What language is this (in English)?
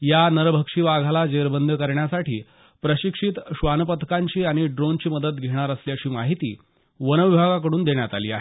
Marathi